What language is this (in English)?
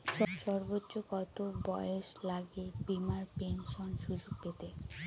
Bangla